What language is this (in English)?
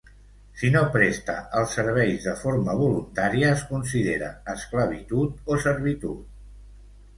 Catalan